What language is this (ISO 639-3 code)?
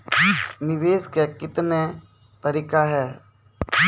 mai